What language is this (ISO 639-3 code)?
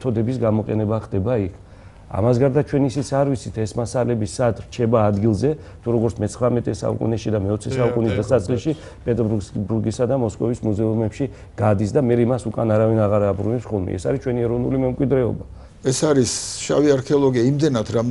ron